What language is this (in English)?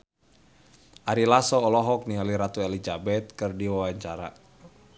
Sundanese